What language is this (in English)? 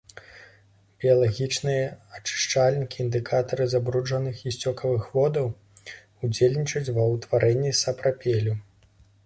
Belarusian